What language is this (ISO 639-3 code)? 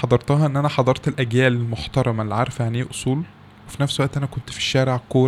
ara